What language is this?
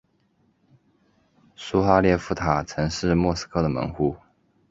Chinese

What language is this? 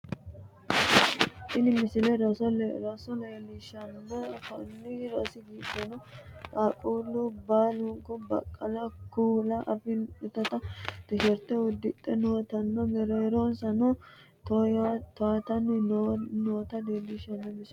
Sidamo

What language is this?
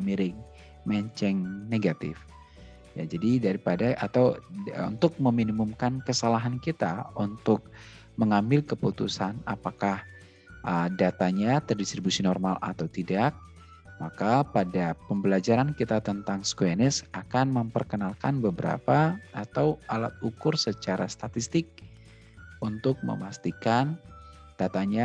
Indonesian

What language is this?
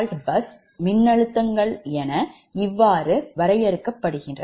Tamil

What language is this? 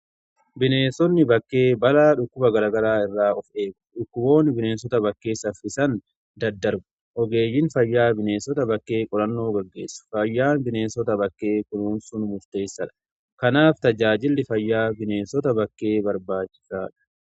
Oromo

